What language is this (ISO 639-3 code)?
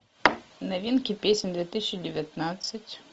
rus